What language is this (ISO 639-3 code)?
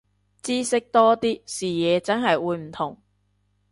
yue